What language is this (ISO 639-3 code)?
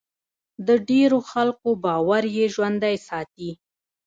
pus